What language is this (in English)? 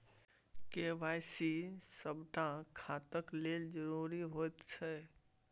Maithili